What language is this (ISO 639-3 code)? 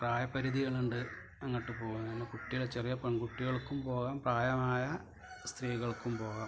mal